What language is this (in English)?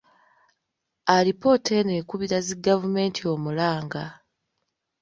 Ganda